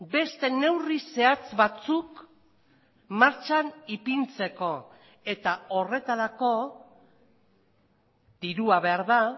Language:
Basque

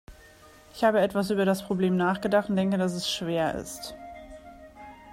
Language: German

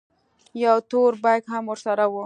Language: Pashto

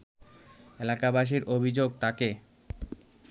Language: Bangla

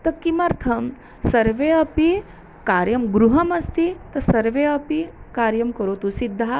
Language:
Sanskrit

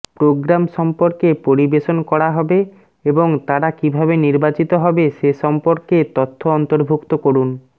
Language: Bangla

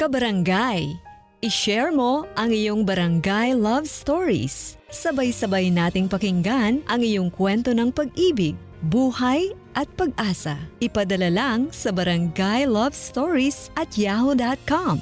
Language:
Filipino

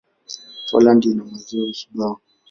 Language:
Swahili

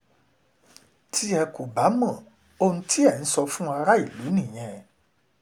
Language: Yoruba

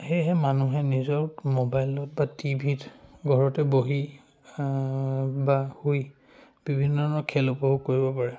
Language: Assamese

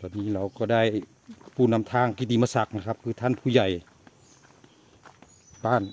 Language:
Thai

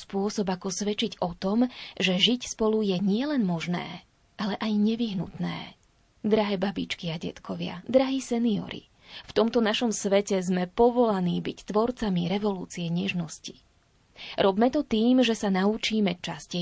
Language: Slovak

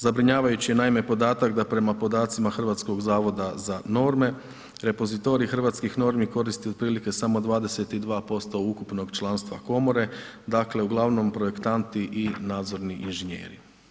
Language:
Croatian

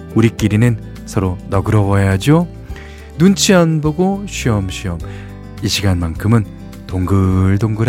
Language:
Korean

